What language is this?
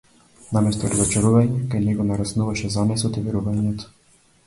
Macedonian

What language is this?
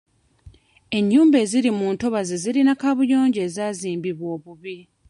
Ganda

